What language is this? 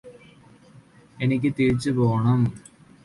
Malayalam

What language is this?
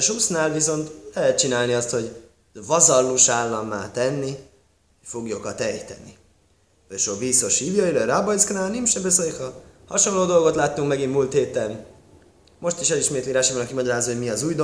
Hungarian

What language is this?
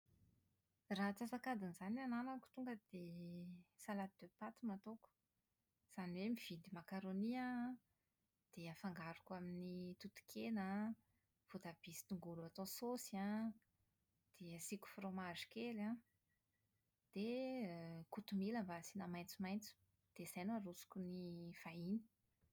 Malagasy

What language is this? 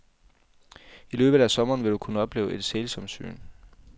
Danish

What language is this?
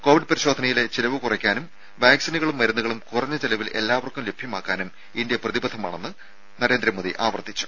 Malayalam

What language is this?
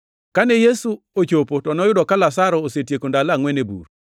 Luo (Kenya and Tanzania)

